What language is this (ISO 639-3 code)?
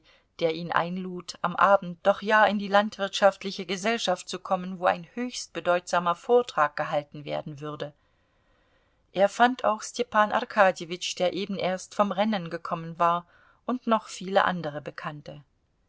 deu